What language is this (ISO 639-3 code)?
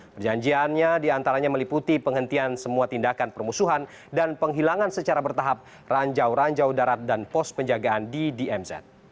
ind